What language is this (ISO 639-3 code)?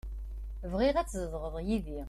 kab